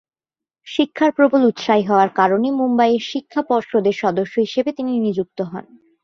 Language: Bangla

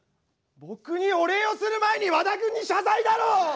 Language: Japanese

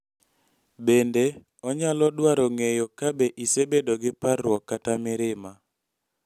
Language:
Luo (Kenya and Tanzania)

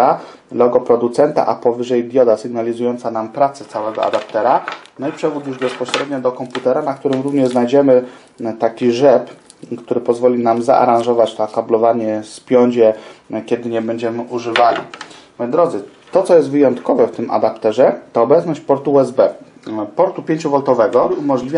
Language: Polish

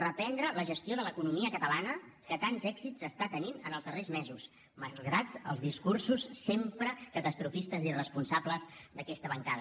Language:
Catalan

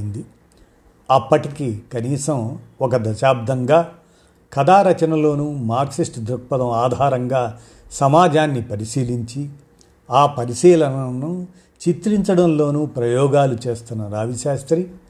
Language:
Telugu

